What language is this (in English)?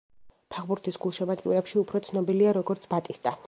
Georgian